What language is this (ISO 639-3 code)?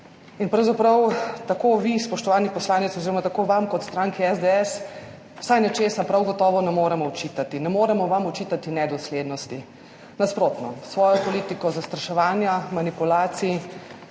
slv